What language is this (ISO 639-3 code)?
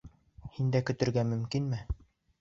bak